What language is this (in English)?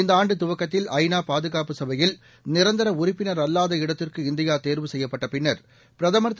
Tamil